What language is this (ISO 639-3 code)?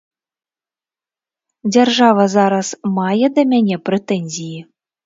bel